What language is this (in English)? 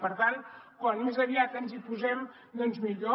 Catalan